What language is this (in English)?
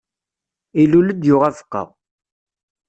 Kabyle